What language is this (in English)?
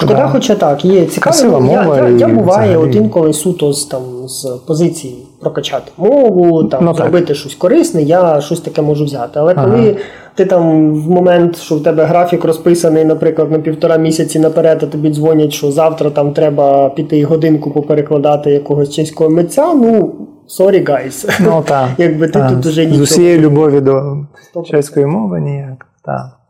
Ukrainian